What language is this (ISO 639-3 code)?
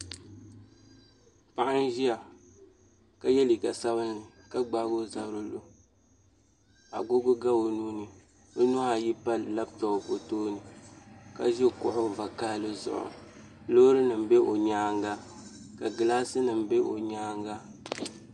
dag